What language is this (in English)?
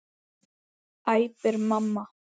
Icelandic